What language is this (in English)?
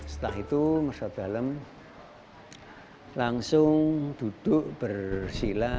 Indonesian